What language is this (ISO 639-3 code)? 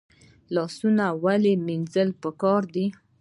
pus